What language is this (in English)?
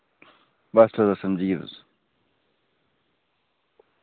Dogri